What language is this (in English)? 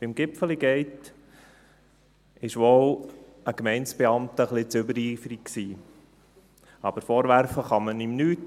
Swiss German